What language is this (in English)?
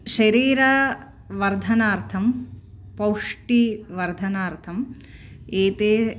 Sanskrit